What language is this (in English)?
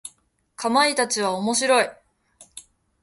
Japanese